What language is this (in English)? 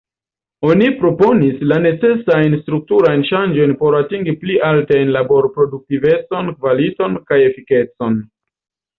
Esperanto